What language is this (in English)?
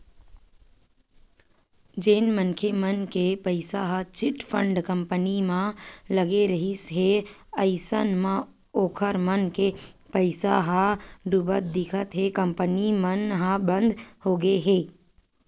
Chhattisgarhi